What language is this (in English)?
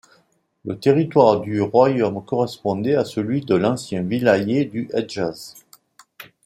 French